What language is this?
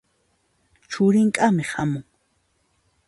Puno Quechua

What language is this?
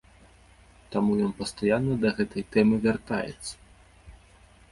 Belarusian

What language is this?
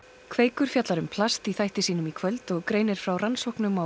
Icelandic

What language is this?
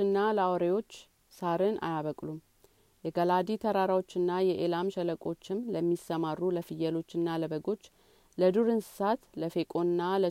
Amharic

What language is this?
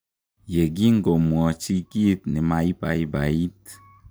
Kalenjin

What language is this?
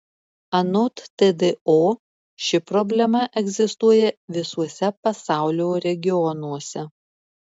Lithuanian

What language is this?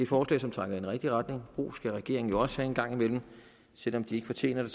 Danish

